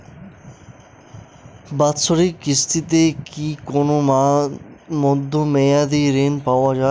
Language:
Bangla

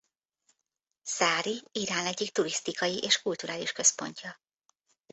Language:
Hungarian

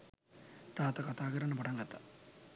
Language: Sinhala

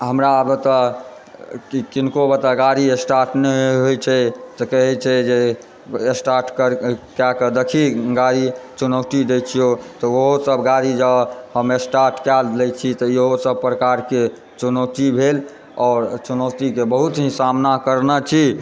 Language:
Maithili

